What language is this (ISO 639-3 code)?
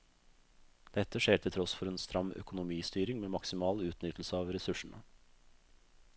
nor